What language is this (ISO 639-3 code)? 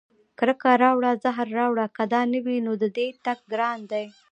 pus